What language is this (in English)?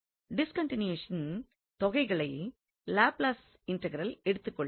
Tamil